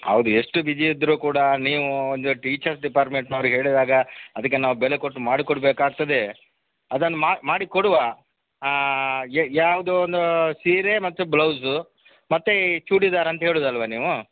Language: Kannada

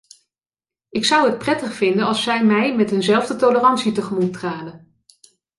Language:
Dutch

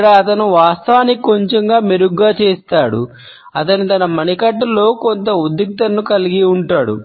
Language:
Telugu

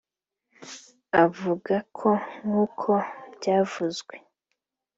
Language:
Kinyarwanda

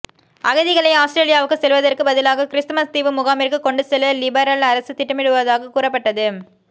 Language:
Tamil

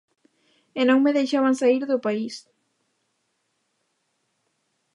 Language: Galician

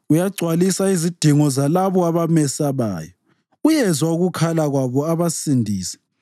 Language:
North Ndebele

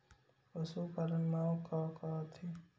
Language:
Chhattisgarhi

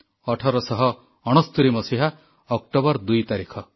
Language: Odia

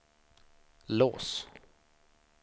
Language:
Swedish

